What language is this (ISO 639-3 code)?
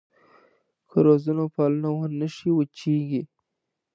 pus